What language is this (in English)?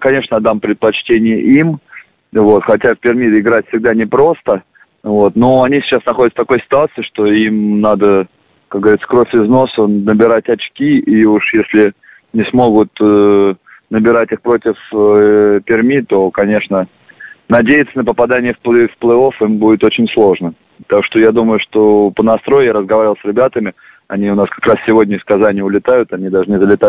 Russian